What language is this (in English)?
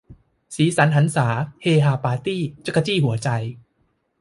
Thai